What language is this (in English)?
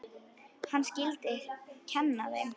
Icelandic